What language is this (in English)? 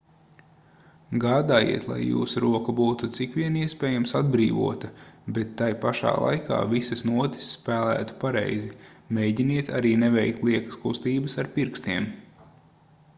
Latvian